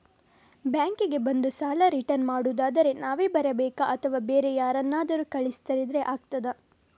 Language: Kannada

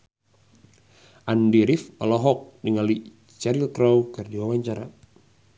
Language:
Sundanese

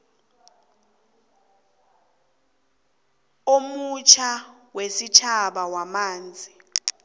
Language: South Ndebele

